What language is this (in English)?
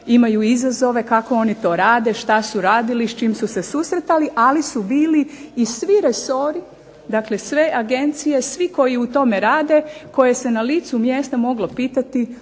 Croatian